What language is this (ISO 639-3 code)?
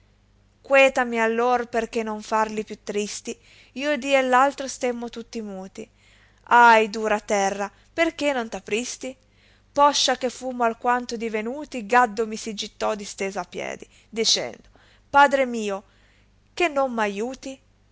ita